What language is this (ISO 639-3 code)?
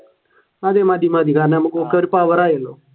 mal